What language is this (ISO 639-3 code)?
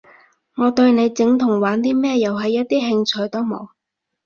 yue